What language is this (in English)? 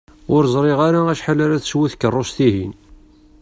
Kabyle